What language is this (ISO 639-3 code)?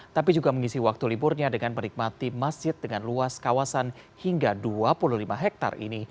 ind